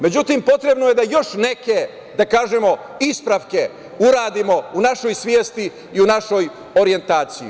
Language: Serbian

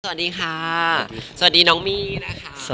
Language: Thai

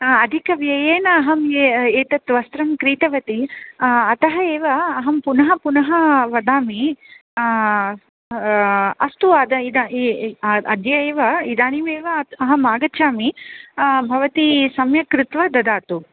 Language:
Sanskrit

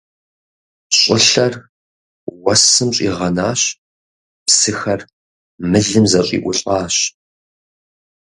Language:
Kabardian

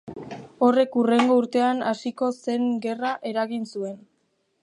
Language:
Basque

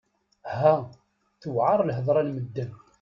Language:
Kabyle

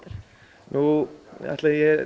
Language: Icelandic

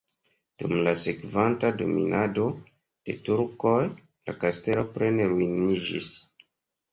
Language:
Esperanto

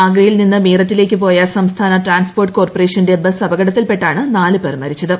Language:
Malayalam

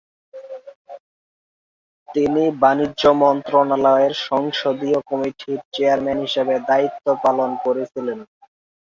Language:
Bangla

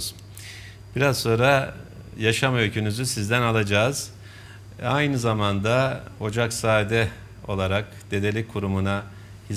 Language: Turkish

